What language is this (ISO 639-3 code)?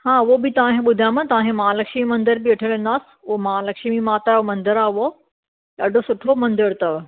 snd